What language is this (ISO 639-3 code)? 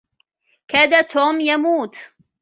ara